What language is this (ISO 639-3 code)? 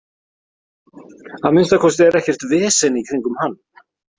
isl